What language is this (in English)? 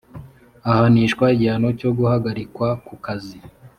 Kinyarwanda